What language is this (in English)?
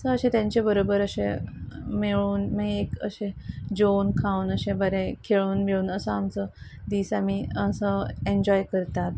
Konkani